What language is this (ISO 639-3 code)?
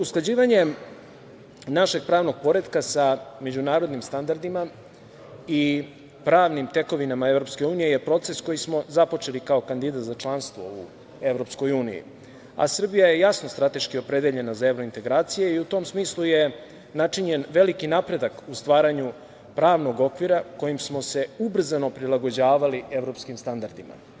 srp